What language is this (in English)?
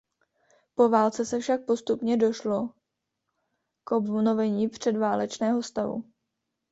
Czech